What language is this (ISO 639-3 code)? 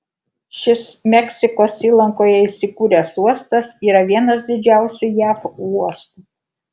lit